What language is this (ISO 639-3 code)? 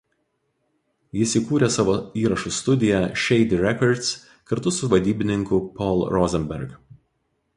lit